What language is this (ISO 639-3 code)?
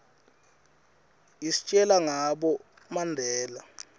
ssw